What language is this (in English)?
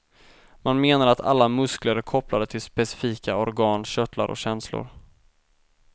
Swedish